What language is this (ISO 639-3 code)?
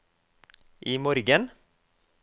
nor